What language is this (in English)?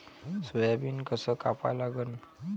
Marathi